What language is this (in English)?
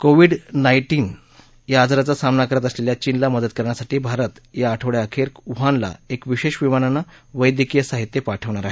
Marathi